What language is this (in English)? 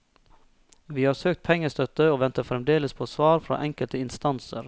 Norwegian